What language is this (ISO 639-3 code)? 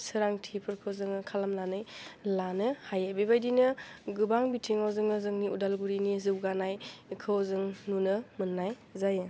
brx